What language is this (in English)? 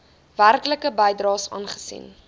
Afrikaans